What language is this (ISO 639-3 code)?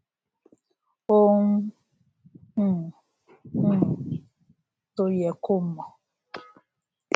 yor